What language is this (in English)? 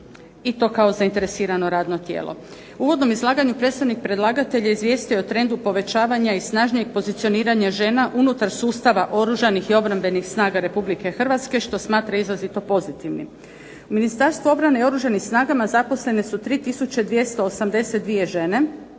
Croatian